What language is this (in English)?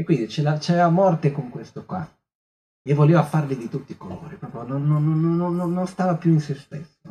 Italian